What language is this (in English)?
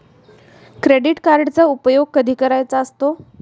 Marathi